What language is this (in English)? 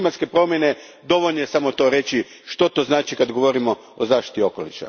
Croatian